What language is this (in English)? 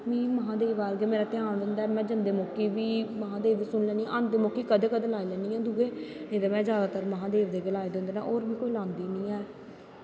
Dogri